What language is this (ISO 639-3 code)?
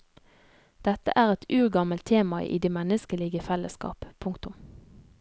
nor